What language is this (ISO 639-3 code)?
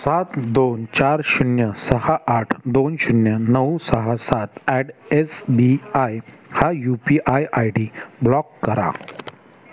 mar